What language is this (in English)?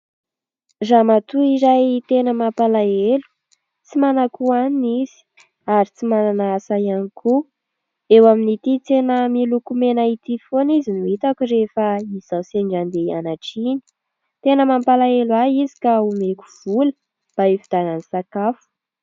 Malagasy